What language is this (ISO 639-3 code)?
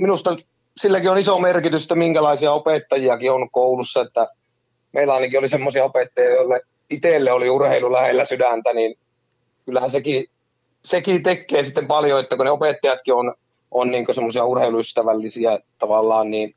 fin